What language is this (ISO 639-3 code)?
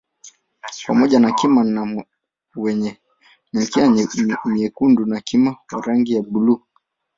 swa